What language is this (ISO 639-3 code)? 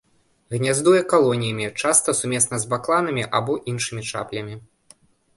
bel